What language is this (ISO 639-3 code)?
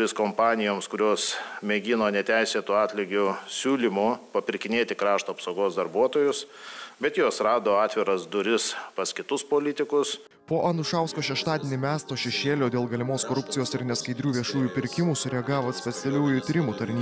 lit